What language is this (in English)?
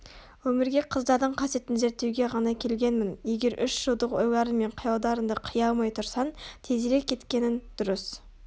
Kazakh